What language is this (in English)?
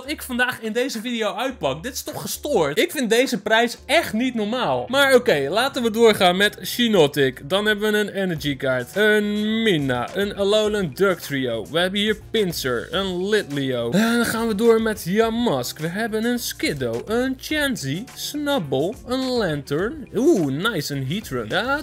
Dutch